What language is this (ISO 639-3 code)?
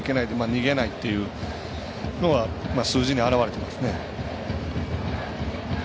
jpn